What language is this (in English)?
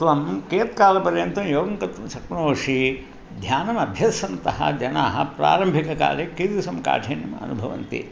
Sanskrit